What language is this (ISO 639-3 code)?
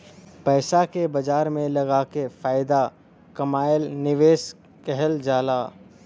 bho